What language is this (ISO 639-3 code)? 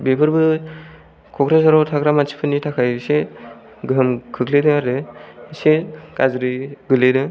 brx